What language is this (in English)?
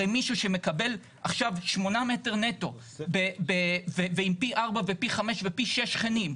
Hebrew